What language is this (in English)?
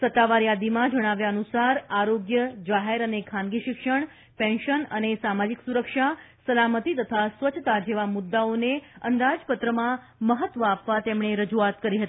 Gujarati